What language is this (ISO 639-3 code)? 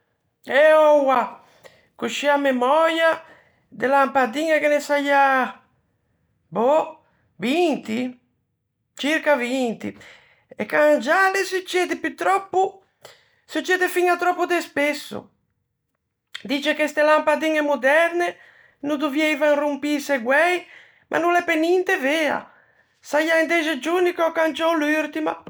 lij